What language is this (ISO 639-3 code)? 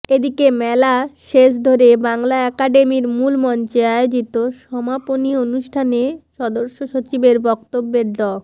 ben